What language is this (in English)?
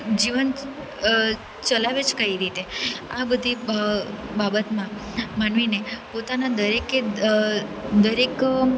Gujarati